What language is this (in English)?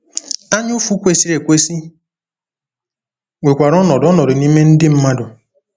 Igbo